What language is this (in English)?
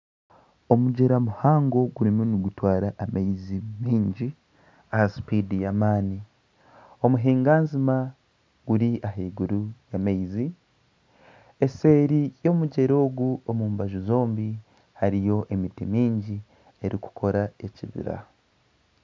Nyankole